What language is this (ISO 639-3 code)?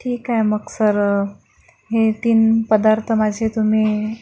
mar